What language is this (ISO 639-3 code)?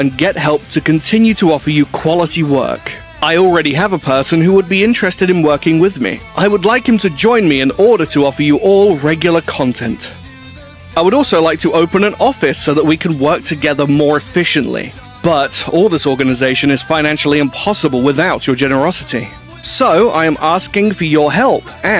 jpn